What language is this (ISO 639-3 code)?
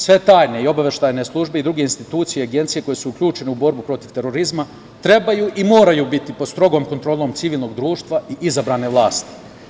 srp